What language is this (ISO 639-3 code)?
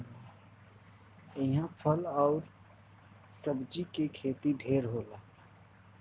bho